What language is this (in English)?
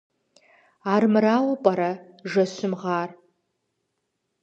Kabardian